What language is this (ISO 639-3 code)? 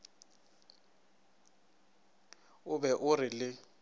nso